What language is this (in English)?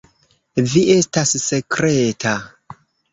Esperanto